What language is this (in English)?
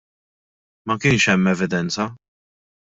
Maltese